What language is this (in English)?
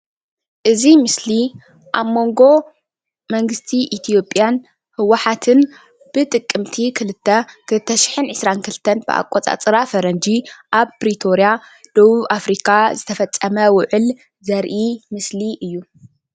Tigrinya